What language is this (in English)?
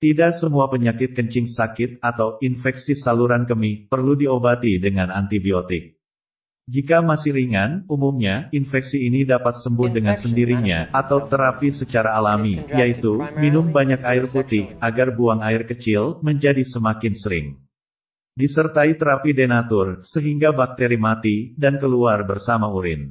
Indonesian